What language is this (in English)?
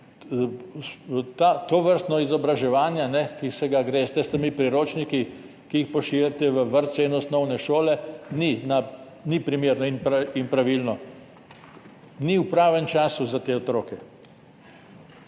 Slovenian